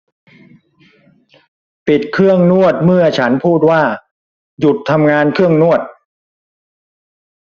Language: Thai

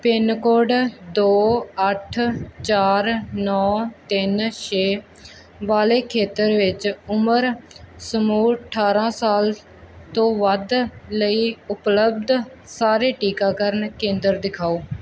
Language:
Punjabi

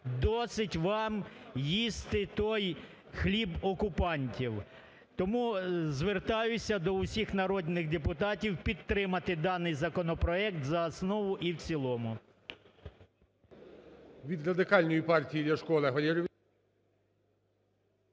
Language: Ukrainian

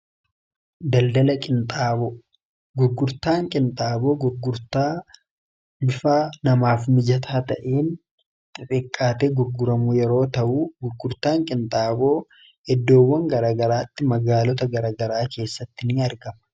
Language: Oromo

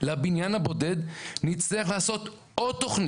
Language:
Hebrew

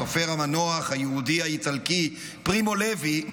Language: Hebrew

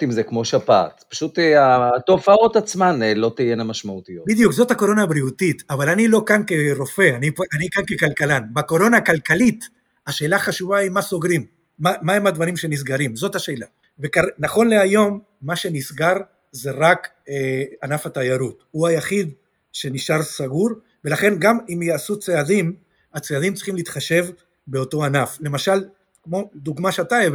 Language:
Hebrew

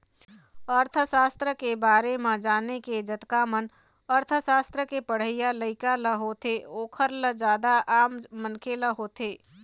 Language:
Chhattisgarhi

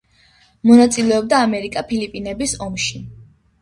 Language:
Georgian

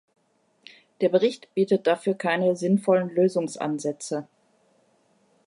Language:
German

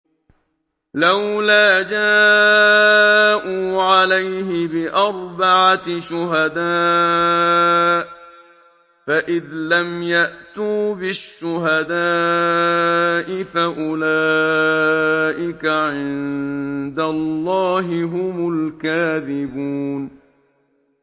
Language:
Arabic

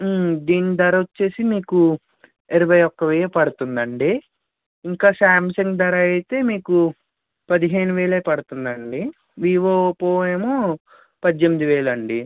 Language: Telugu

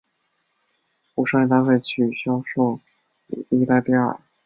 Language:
Chinese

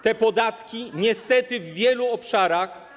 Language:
Polish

